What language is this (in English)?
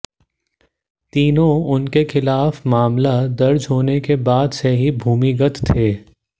Hindi